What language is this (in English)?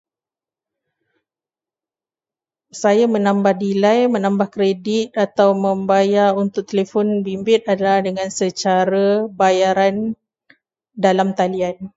Malay